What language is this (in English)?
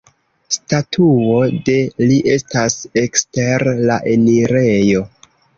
Esperanto